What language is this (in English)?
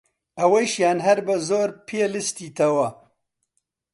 Central Kurdish